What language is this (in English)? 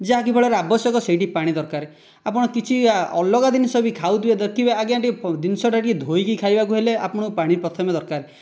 Odia